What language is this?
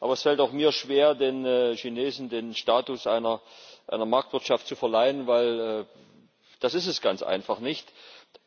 German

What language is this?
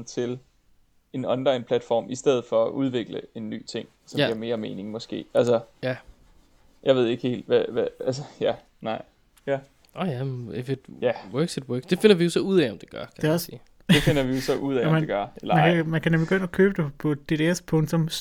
Danish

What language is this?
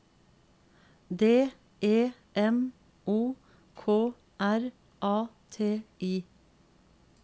Norwegian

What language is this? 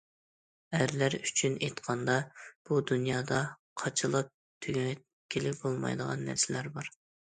Uyghur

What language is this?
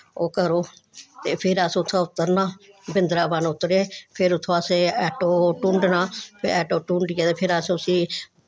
Dogri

